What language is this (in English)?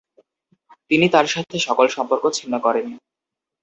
Bangla